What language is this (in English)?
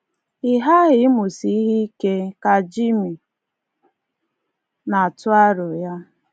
Igbo